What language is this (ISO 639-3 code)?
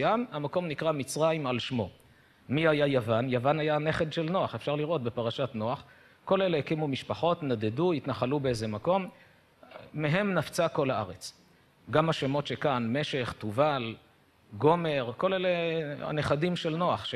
heb